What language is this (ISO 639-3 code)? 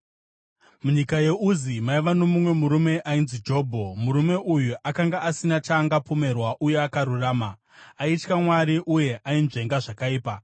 sna